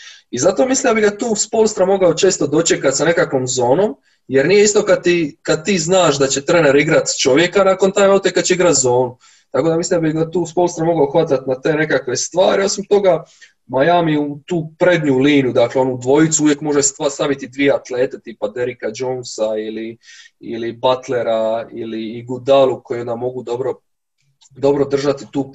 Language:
Croatian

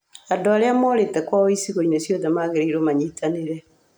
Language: Kikuyu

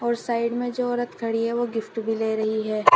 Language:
Hindi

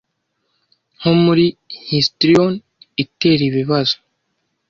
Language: Kinyarwanda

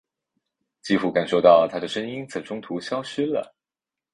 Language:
Chinese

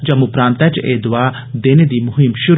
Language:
Dogri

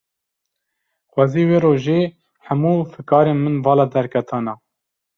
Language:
Kurdish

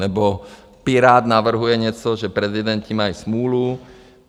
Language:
Czech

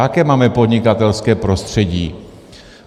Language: Czech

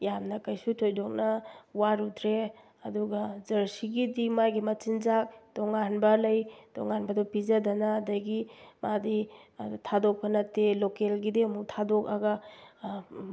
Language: Manipuri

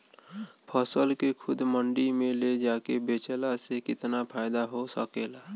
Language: Bhojpuri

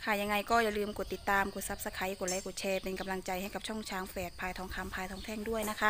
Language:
Thai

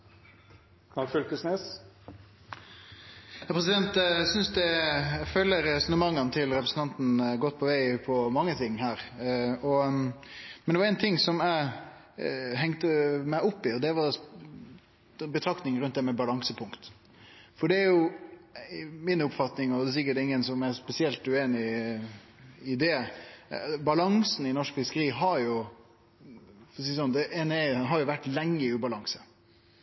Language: Norwegian Nynorsk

